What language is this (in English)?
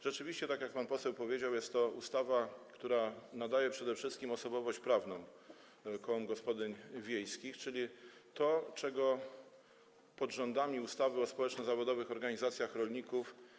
Polish